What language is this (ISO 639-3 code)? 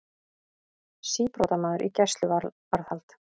isl